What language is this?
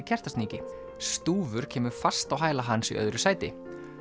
Icelandic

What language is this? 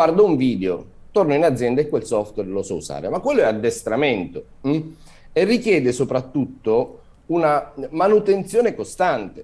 Italian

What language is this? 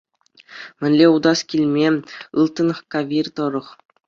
Chuvash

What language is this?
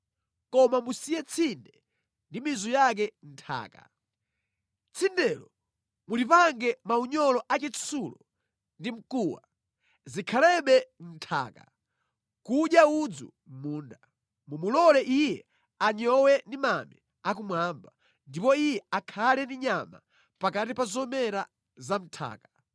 Nyanja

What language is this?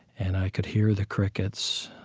English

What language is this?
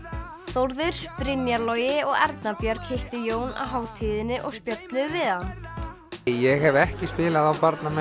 Icelandic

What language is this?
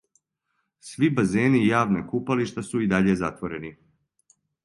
Serbian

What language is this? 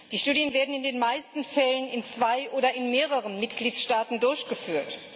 German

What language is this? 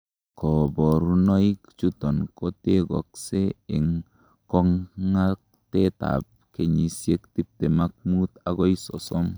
Kalenjin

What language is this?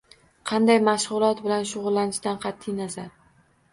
Uzbek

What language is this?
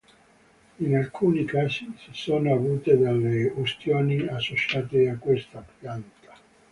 Italian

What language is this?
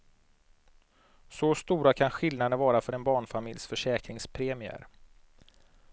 Swedish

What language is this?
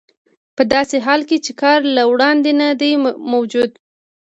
Pashto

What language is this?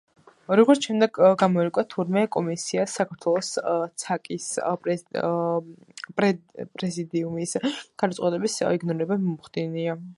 Georgian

